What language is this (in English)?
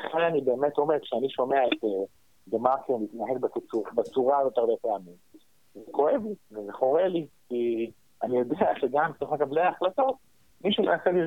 Hebrew